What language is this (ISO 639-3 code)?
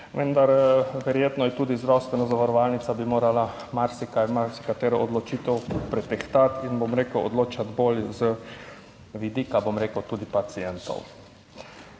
slv